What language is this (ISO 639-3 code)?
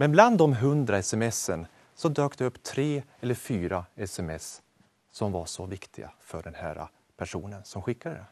swe